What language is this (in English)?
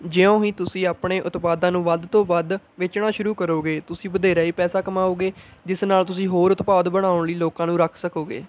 Punjabi